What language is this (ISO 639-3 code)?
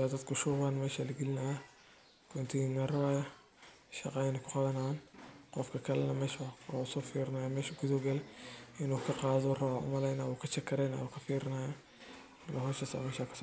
som